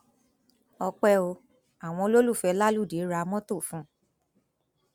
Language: Yoruba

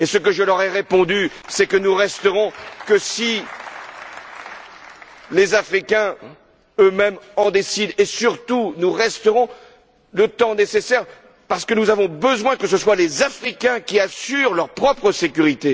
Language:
French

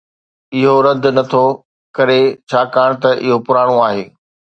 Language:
Sindhi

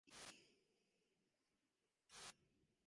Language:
Divehi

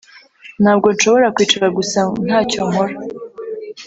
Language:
Kinyarwanda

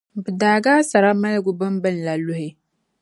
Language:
Dagbani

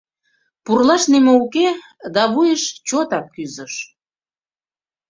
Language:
Mari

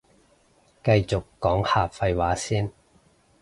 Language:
Cantonese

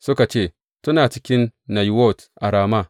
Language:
Hausa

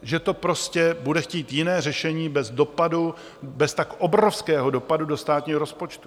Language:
Czech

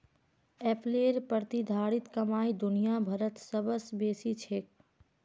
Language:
Magahi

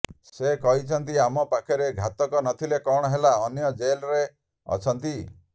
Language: Odia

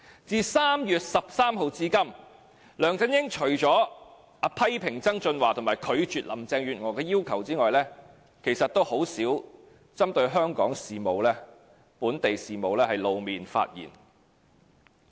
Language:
Cantonese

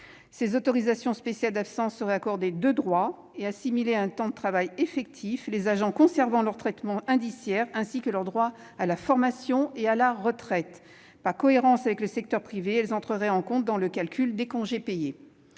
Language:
French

